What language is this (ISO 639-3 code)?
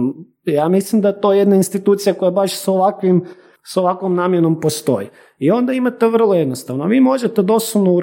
hrv